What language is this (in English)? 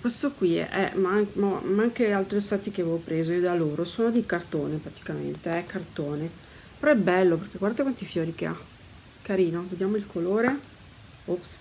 Italian